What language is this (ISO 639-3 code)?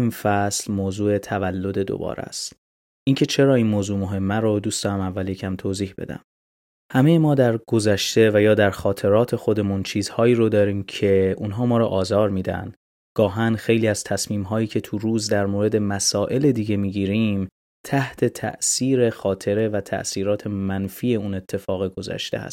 fas